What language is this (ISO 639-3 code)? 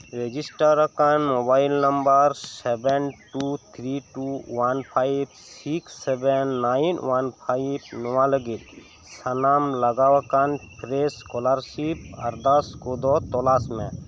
sat